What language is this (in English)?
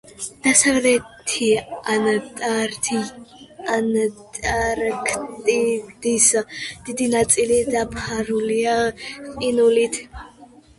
Georgian